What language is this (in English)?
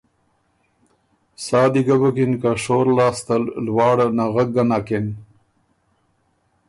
Ormuri